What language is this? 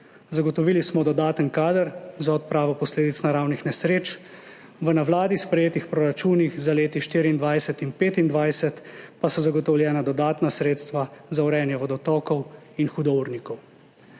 Slovenian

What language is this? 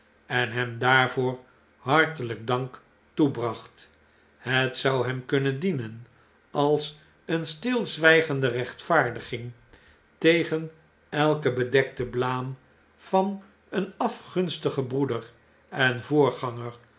Dutch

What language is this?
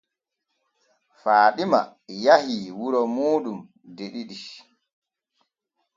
Borgu Fulfulde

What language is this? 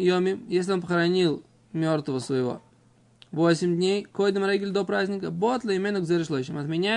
Russian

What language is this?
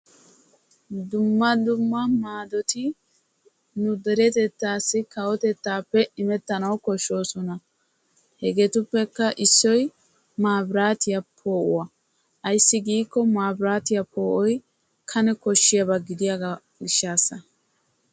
Wolaytta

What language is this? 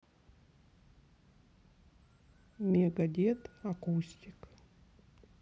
Russian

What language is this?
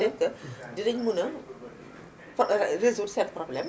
Wolof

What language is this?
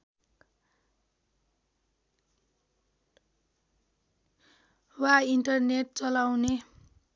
Nepali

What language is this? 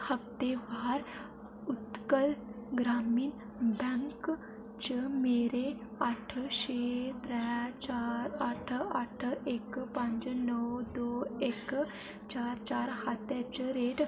Dogri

